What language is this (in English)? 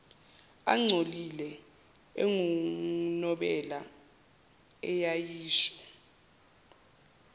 Zulu